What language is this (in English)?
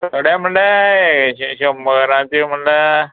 Konkani